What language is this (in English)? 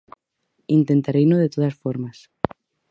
Galician